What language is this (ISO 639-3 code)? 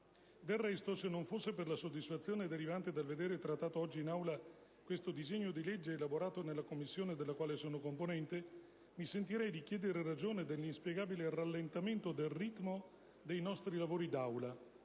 ita